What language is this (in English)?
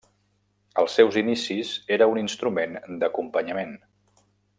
Catalan